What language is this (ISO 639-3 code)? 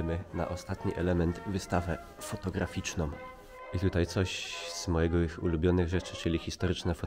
pol